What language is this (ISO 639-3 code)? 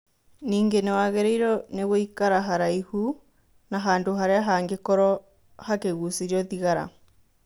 kik